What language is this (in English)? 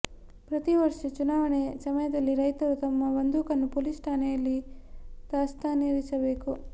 Kannada